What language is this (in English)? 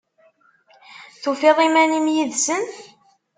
Kabyle